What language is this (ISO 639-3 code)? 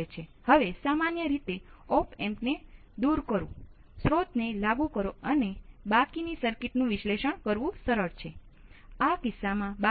guj